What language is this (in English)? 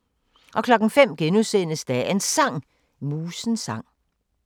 Danish